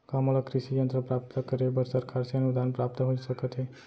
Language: Chhattisgarhi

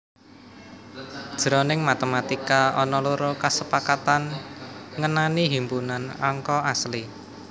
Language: Javanese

